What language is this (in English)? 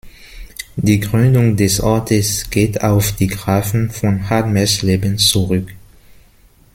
German